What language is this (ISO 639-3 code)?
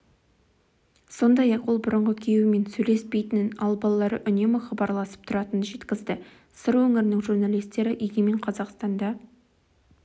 kaz